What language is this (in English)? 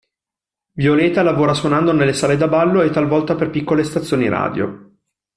Italian